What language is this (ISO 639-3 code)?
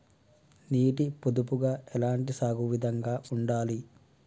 tel